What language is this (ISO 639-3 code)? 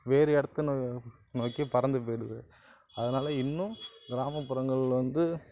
tam